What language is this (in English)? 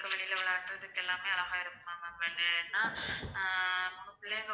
Tamil